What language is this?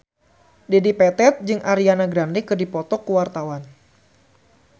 Sundanese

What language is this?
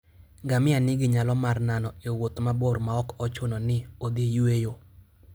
Luo (Kenya and Tanzania)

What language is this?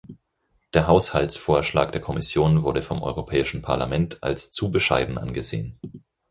German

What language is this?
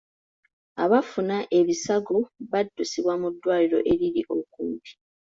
Ganda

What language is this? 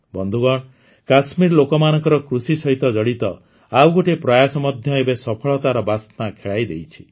Odia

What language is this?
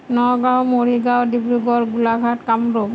Assamese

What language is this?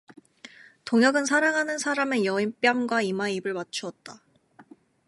Korean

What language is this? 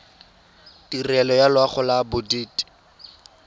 Tswana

